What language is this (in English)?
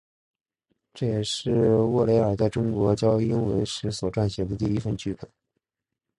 Chinese